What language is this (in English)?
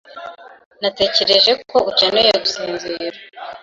Kinyarwanda